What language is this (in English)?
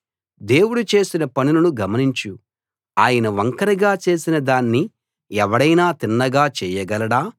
Telugu